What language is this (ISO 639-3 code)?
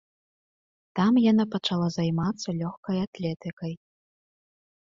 bel